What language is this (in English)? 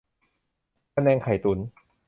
Thai